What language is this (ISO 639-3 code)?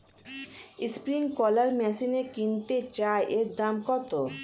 ben